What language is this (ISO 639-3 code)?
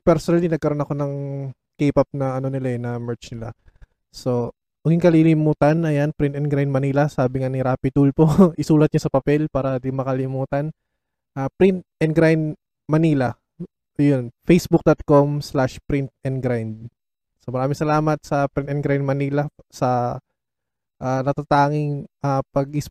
fil